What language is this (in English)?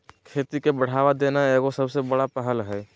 Magahi